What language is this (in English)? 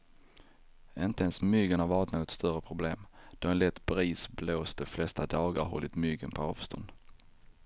Swedish